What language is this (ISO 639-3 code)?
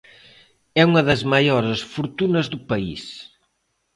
glg